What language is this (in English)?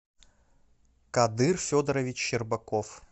Russian